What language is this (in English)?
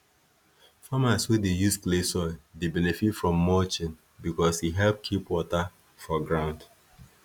Nigerian Pidgin